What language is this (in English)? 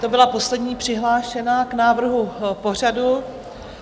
Czech